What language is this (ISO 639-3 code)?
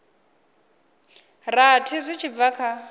ven